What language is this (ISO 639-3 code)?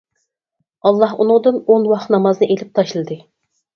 uig